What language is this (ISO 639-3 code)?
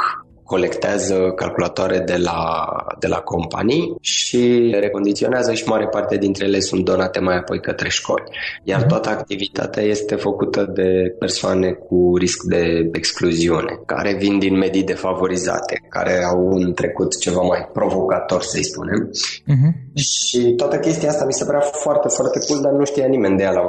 ron